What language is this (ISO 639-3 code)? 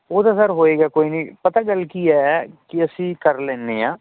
pan